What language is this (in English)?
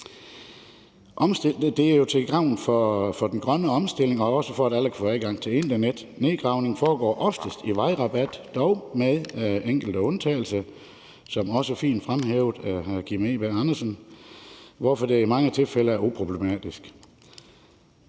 Danish